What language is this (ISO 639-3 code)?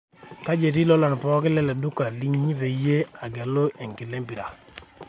mas